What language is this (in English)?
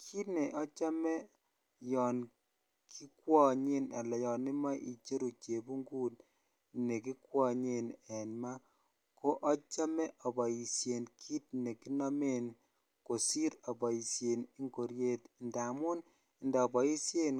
Kalenjin